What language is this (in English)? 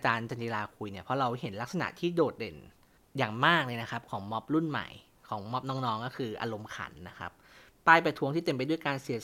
Thai